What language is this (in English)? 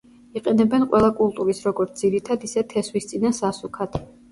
Georgian